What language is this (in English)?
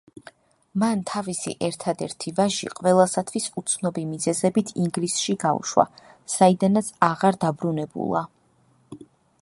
Georgian